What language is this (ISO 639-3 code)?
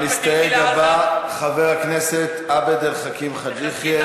heb